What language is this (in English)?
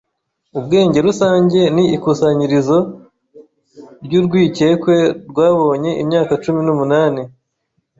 Kinyarwanda